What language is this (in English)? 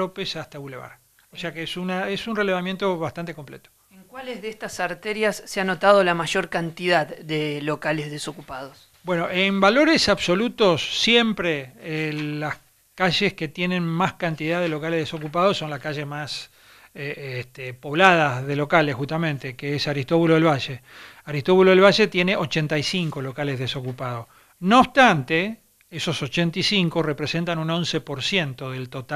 Spanish